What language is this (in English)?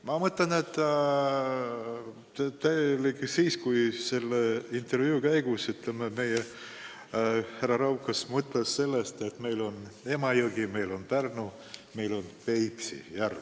Estonian